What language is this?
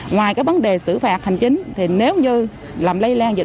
Vietnamese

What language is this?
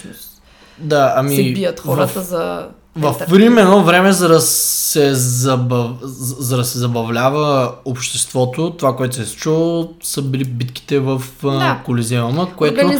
Bulgarian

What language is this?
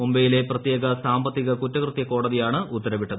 Malayalam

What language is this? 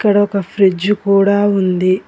Telugu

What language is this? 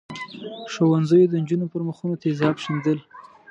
Pashto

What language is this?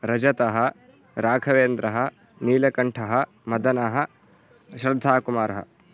Sanskrit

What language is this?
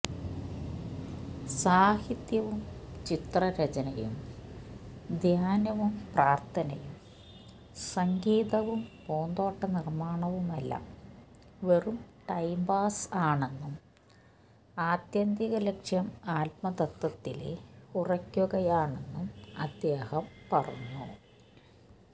Malayalam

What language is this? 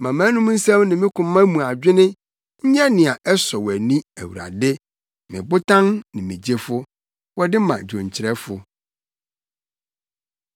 Akan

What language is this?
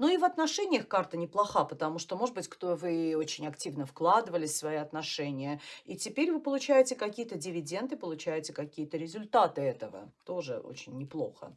Russian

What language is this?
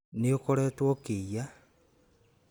Kikuyu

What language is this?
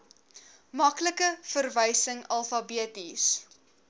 Afrikaans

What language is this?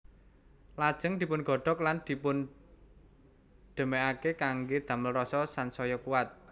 Javanese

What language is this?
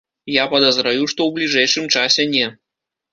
Belarusian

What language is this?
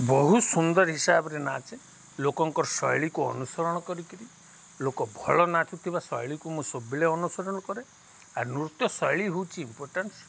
Odia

